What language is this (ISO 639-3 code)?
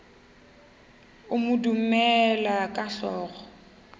nso